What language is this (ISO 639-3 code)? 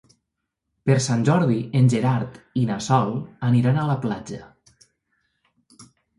cat